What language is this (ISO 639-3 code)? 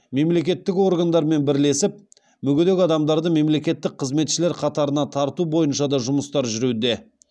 kaz